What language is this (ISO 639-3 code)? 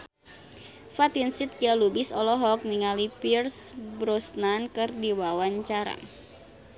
sun